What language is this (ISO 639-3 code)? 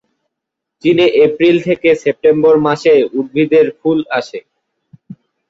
ben